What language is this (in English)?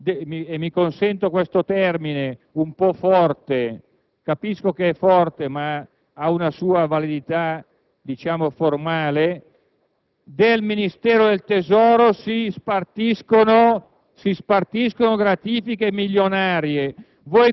Italian